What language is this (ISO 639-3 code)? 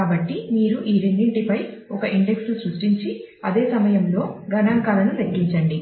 tel